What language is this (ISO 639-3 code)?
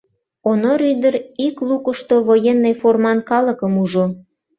chm